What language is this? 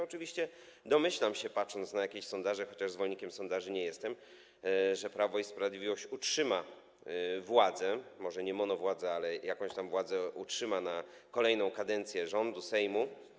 Polish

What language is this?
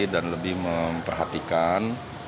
Indonesian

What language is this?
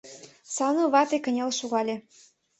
Mari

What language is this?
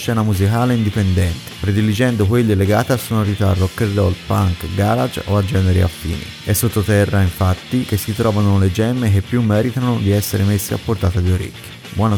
Italian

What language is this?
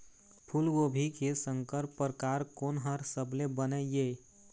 Chhattisgarhi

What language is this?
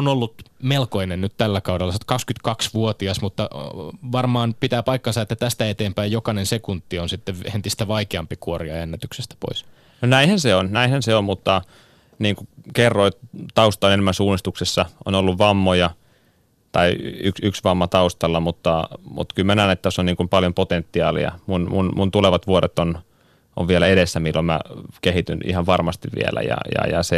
Finnish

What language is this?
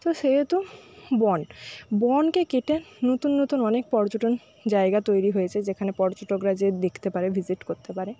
Bangla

